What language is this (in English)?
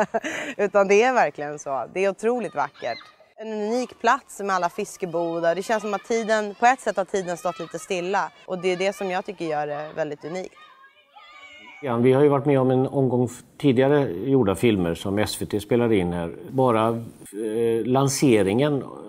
Swedish